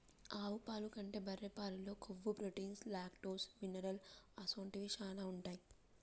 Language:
Telugu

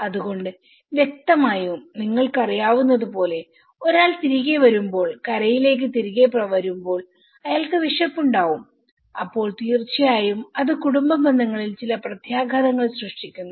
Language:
Malayalam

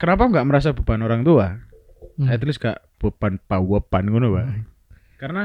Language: Indonesian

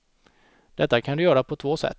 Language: Swedish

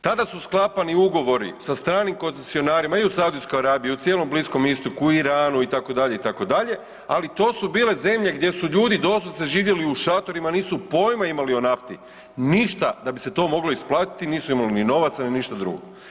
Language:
Croatian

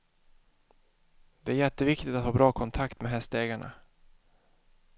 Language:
Swedish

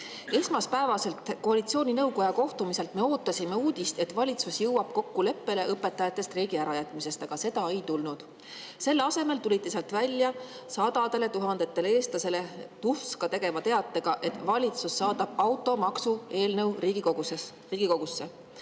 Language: Estonian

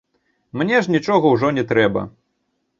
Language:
Belarusian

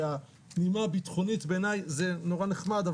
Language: Hebrew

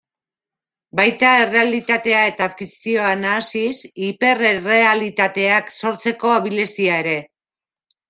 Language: Basque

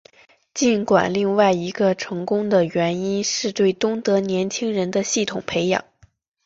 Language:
Chinese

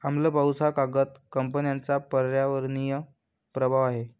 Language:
Marathi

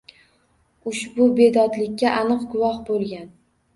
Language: Uzbek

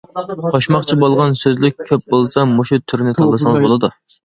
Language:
Uyghur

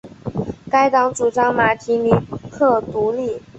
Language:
Chinese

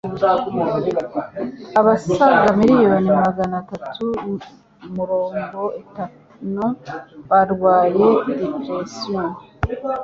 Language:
Kinyarwanda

